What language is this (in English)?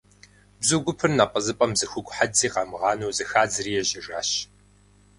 Kabardian